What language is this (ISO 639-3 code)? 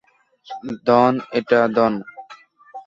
ben